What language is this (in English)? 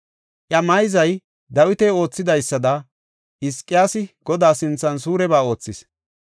Gofa